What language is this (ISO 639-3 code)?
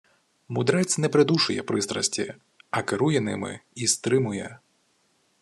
ukr